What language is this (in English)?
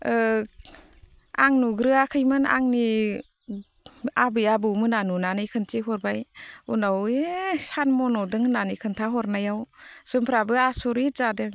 Bodo